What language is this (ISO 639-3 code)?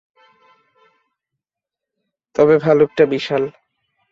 ben